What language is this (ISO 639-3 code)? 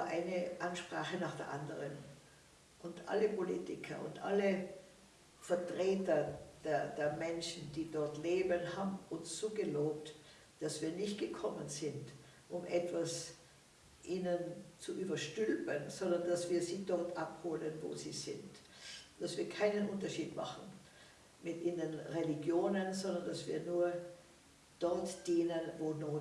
deu